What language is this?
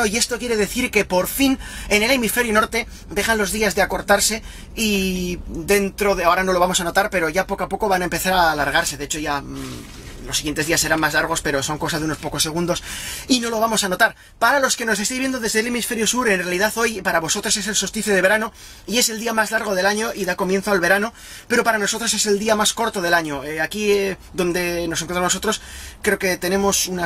Spanish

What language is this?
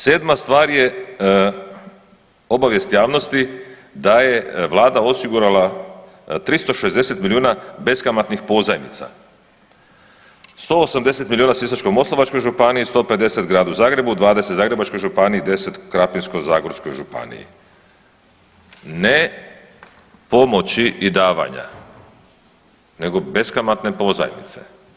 Croatian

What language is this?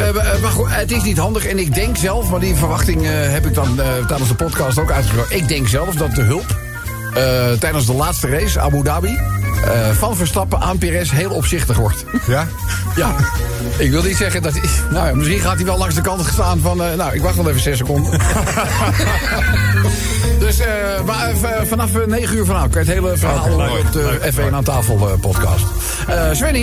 Dutch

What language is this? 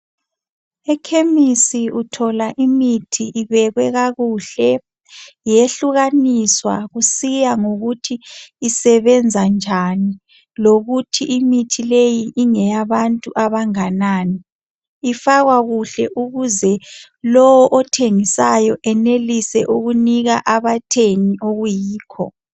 North Ndebele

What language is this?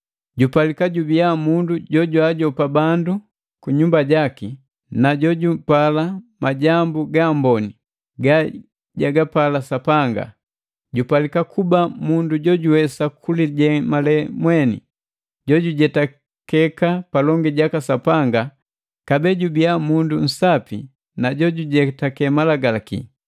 Matengo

